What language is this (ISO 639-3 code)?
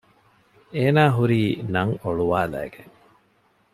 div